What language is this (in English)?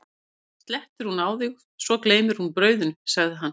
Icelandic